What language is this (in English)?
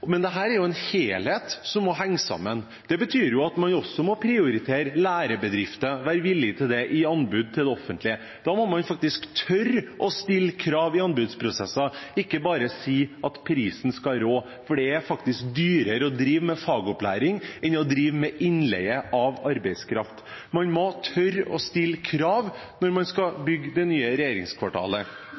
Norwegian Bokmål